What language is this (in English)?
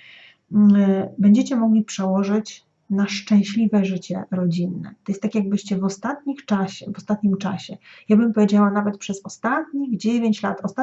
Polish